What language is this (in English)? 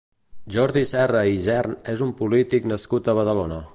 Catalan